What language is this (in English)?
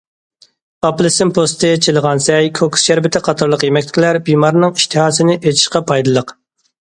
Uyghur